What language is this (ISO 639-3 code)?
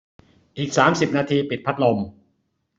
tha